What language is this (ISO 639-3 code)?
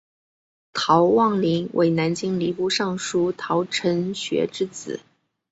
zho